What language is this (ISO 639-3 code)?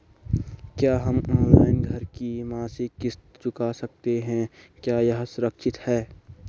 hin